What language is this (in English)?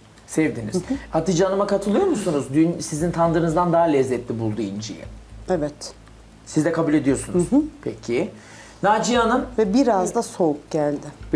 Turkish